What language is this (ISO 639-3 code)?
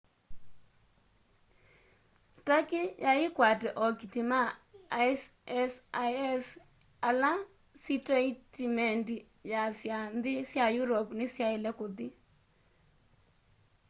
kam